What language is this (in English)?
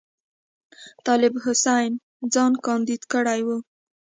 Pashto